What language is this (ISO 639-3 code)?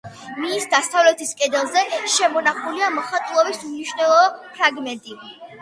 kat